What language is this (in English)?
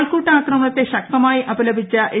Malayalam